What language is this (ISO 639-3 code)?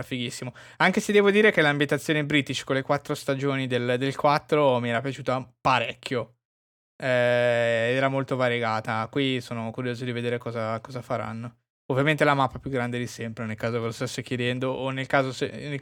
ita